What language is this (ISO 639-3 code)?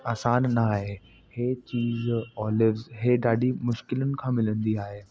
snd